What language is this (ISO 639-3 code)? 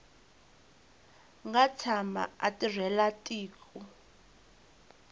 tso